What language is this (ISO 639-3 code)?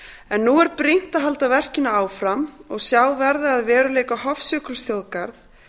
isl